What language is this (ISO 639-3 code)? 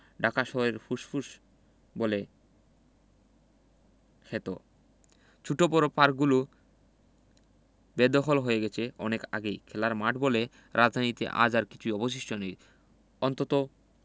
ben